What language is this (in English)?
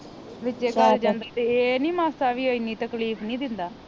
Punjabi